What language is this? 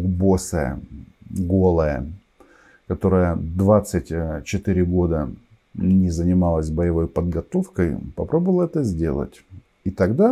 Russian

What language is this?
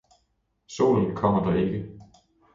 Danish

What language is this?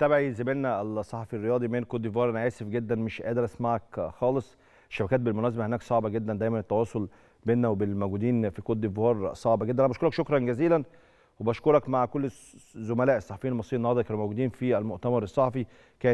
Arabic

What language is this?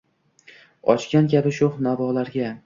Uzbek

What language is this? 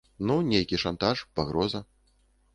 Belarusian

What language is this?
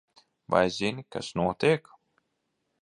Latvian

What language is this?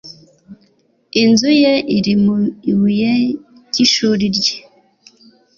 Kinyarwanda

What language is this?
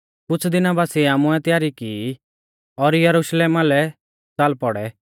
Mahasu Pahari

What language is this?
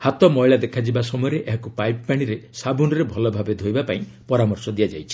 Odia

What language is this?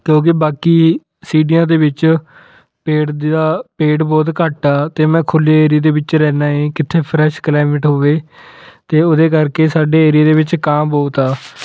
Punjabi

